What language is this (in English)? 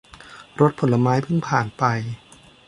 Thai